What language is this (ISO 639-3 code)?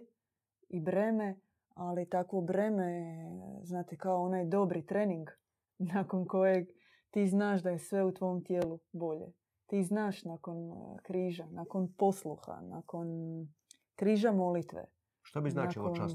hrv